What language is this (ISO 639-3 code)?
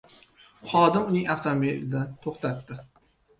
uzb